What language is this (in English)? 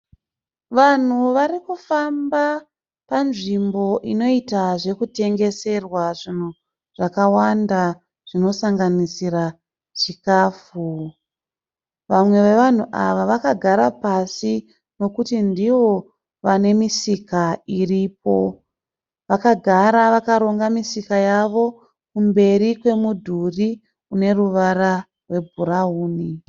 Shona